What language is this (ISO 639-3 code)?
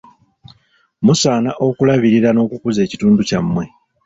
lug